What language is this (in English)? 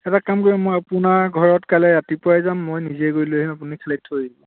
Assamese